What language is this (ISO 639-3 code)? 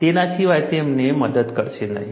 guj